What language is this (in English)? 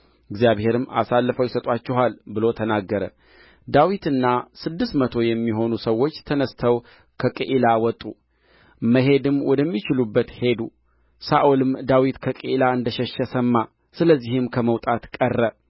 Amharic